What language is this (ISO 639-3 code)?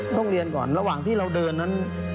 tha